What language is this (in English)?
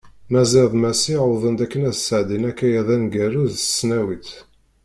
Kabyle